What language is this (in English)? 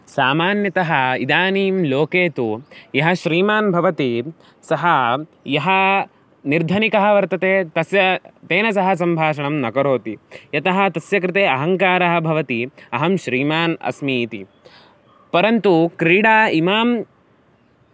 Sanskrit